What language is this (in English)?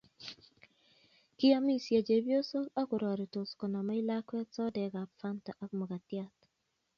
Kalenjin